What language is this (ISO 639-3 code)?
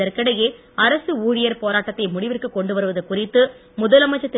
tam